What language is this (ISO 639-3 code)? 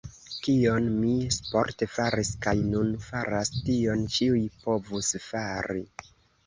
epo